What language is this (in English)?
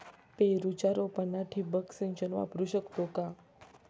Marathi